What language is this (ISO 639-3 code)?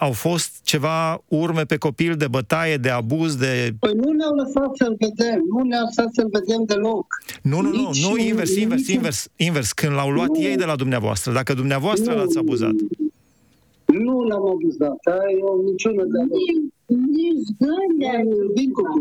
ron